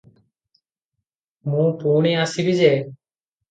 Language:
Odia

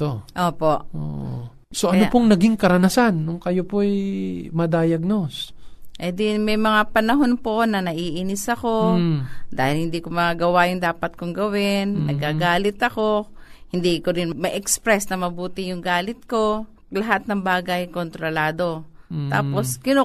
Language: Filipino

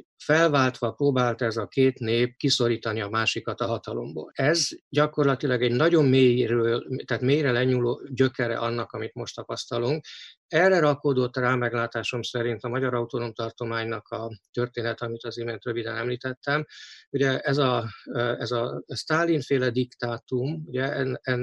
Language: Hungarian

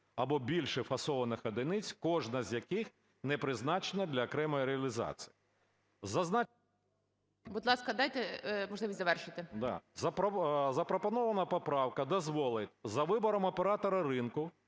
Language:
Ukrainian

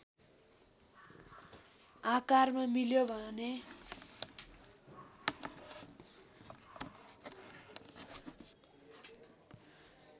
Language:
Nepali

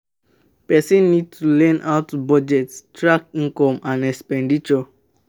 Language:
Nigerian Pidgin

